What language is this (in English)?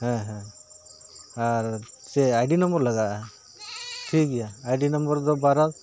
Santali